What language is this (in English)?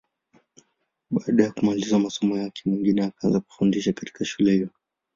Swahili